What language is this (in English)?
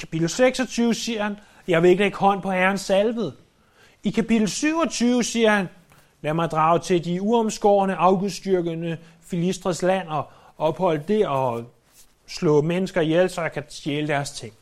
Danish